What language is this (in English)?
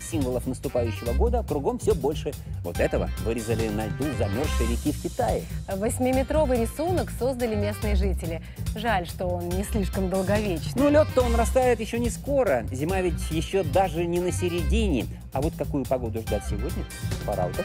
Russian